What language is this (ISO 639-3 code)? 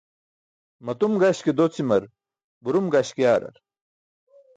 bsk